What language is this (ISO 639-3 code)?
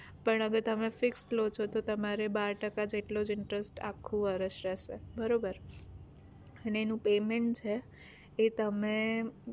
guj